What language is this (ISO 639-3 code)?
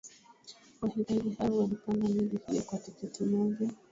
swa